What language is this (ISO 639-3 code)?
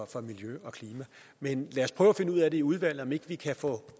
dan